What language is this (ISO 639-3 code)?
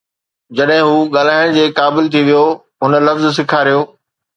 snd